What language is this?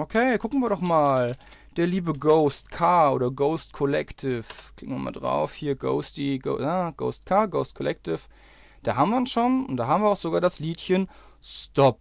German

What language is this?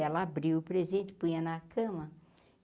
Portuguese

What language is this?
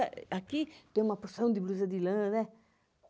Portuguese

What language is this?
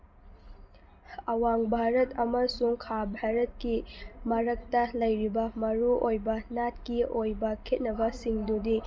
Manipuri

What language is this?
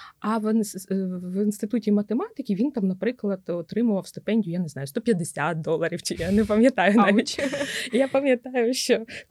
Ukrainian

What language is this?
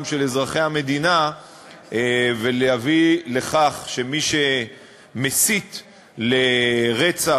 Hebrew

